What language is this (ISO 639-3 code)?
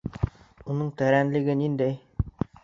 bak